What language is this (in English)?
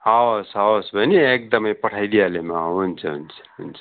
Nepali